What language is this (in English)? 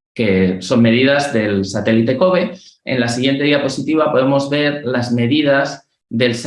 Spanish